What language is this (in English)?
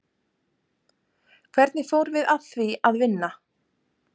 Icelandic